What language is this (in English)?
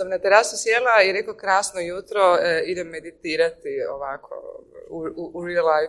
Croatian